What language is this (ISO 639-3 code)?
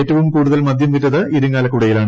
mal